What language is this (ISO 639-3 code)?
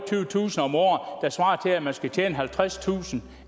dan